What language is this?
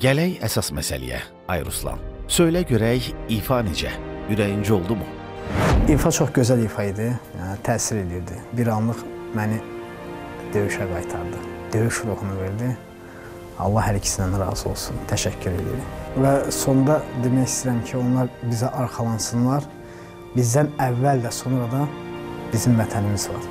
Turkish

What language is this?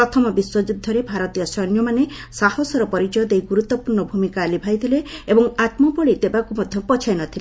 Odia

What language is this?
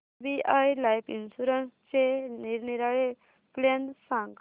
Marathi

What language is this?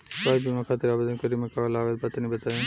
Bhojpuri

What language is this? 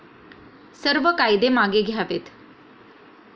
Marathi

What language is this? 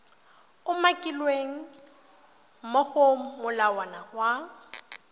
Tswana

